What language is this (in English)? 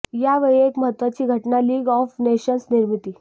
Marathi